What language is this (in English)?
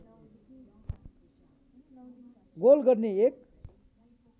Nepali